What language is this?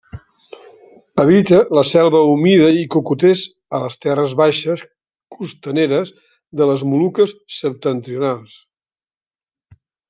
Catalan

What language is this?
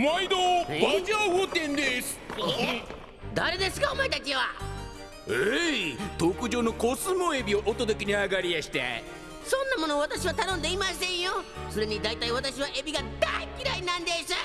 Japanese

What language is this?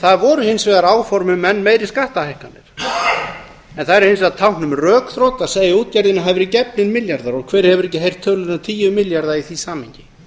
Icelandic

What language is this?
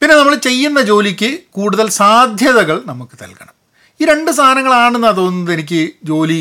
Malayalam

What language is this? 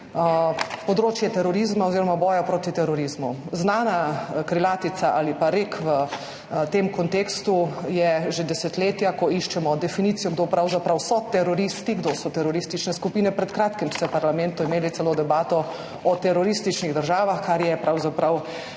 Slovenian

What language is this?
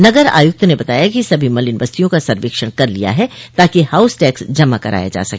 Hindi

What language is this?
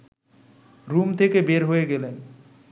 Bangla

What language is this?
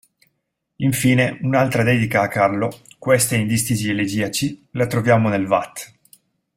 Italian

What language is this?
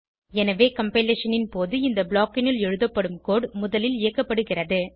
Tamil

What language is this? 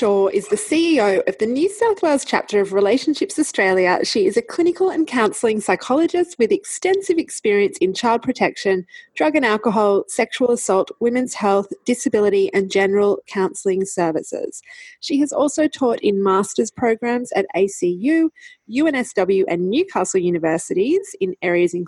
English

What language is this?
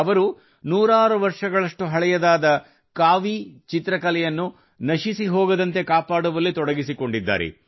Kannada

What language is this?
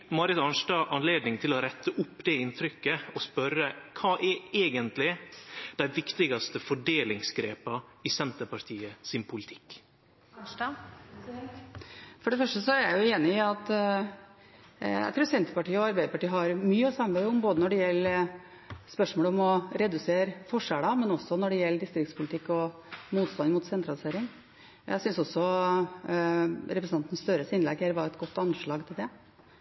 Norwegian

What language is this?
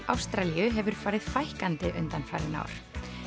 Icelandic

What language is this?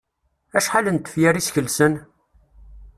Kabyle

